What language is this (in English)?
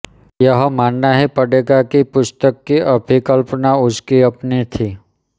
Hindi